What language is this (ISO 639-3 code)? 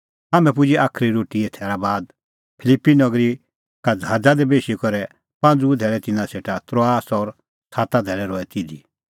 kfx